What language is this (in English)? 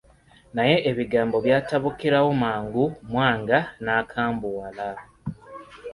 Ganda